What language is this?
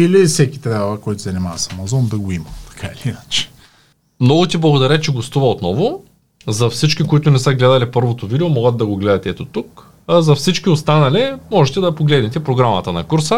Bulgarian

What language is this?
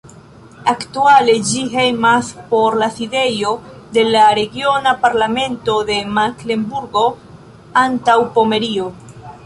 Esperanto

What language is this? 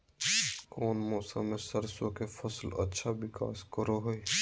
Magahi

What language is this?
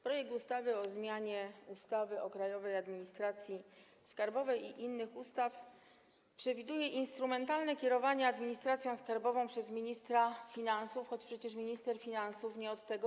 Polish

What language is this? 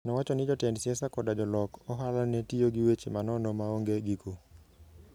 Luo (Kenya and Tanzania)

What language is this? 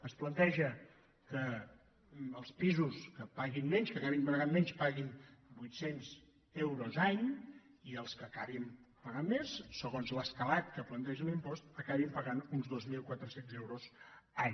Catalan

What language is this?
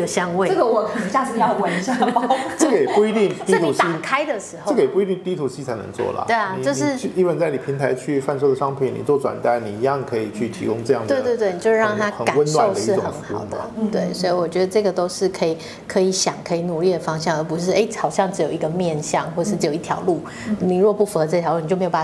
Chinese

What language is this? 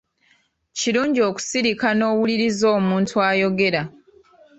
Ganda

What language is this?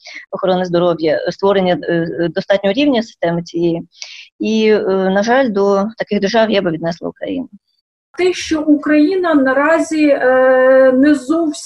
Ukrainian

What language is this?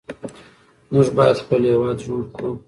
Pashto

